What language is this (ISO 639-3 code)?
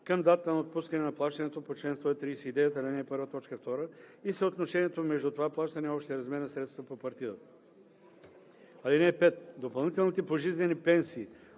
bul